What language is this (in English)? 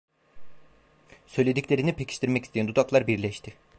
Turkish